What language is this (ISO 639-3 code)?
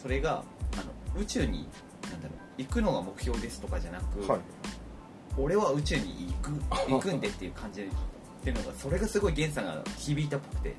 jpn